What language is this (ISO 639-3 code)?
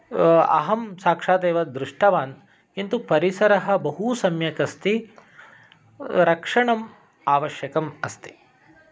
san